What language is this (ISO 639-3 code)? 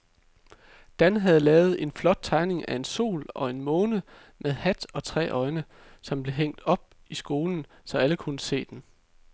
dan